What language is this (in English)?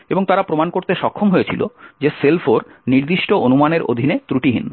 Bangla